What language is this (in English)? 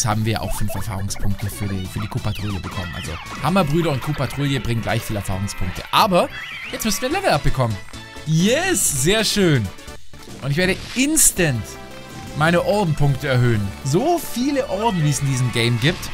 German